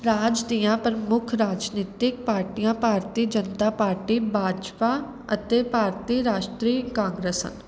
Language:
Punjabi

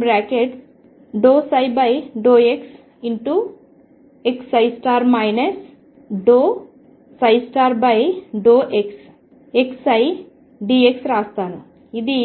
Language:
Telugu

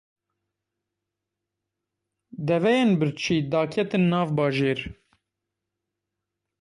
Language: Kurdish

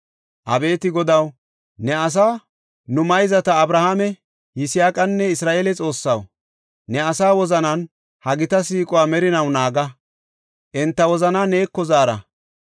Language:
Gofa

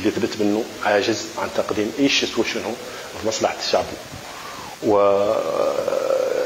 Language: Arabic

